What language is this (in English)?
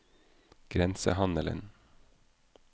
Norwegian